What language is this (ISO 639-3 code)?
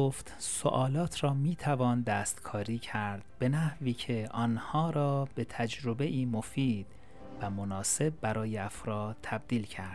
fas